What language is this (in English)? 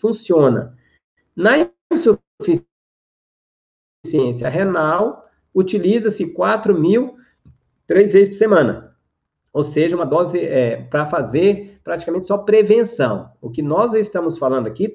Portuguese